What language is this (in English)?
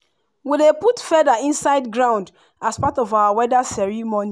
Nigerian Pidgin